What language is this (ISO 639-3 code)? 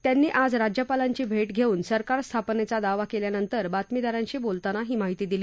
mar